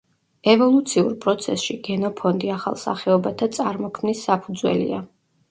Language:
Georgian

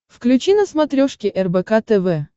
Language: Russian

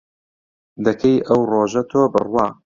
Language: Central Kurdish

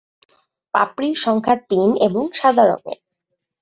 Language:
Bangla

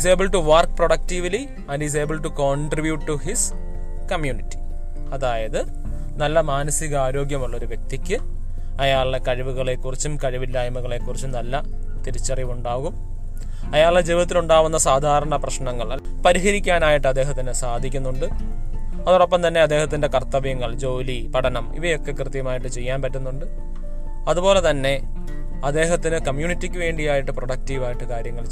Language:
Malayalam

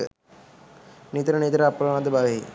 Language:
Sinhala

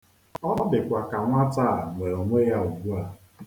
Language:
Igbo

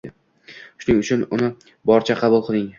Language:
Uzbek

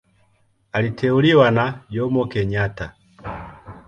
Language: Swahili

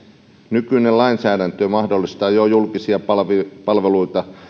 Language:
Finnish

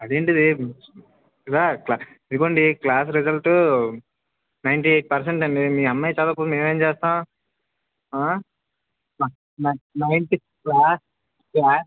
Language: Telugu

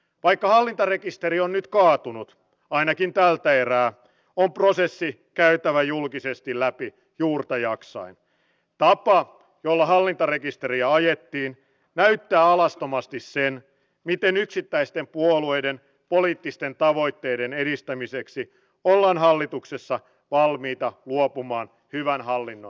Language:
Finnish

